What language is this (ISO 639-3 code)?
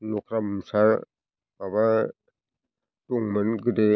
brx